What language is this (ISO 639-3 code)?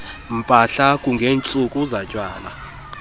xho